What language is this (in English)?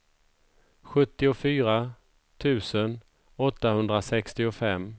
Swedish